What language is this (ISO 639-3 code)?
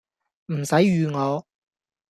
yue